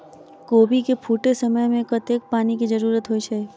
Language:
Maithili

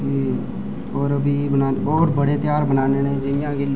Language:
Dogri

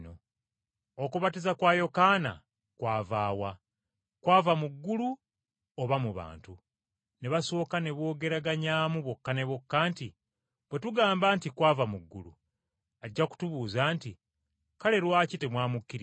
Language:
Ganda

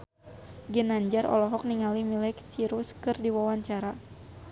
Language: Sundanese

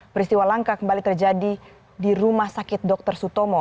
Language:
Indonesian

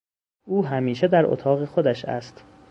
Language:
Persian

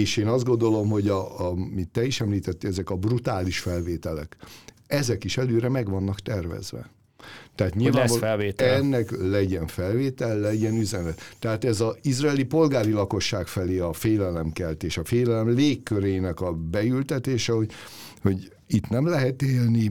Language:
Hungarian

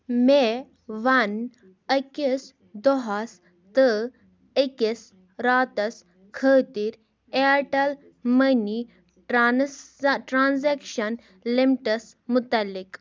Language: Kashmiri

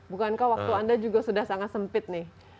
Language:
Indonesian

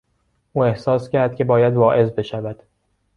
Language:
Persian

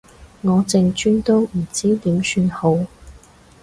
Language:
Cantonese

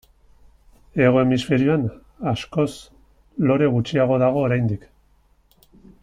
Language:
Basque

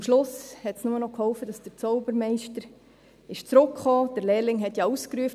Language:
Swiss German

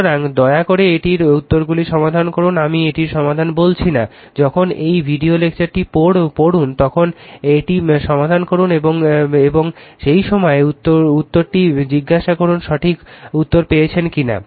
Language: Bangla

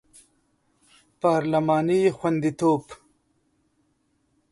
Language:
Pashto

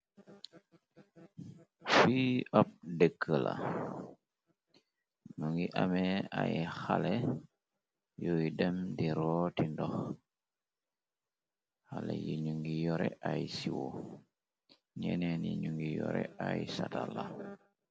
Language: Wolof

